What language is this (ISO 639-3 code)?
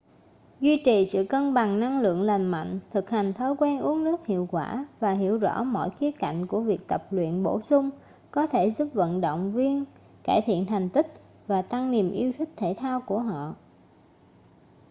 vie